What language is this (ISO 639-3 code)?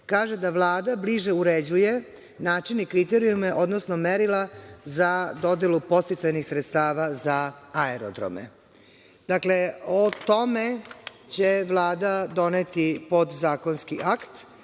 srp